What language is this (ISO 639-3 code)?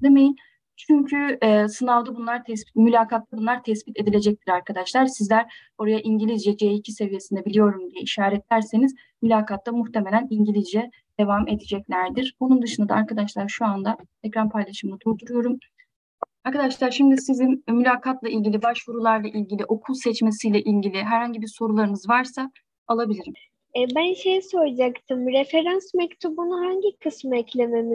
tur